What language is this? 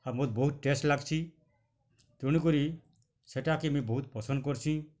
Odia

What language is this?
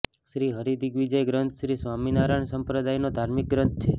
Gujarati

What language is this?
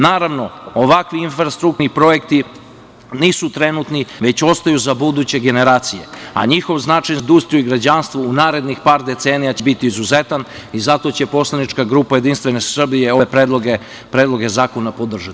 Serbian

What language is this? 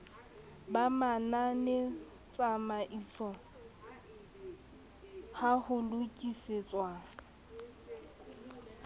Southern Sotho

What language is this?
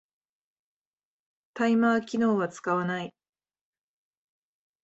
Japanese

